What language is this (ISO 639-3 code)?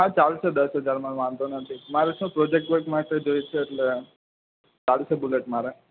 guj